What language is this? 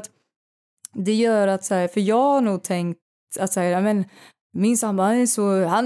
Swedish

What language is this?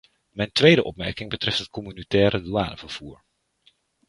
Dutch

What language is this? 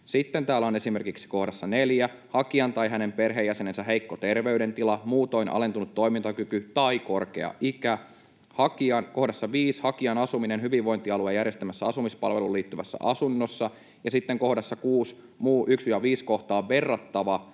Finnish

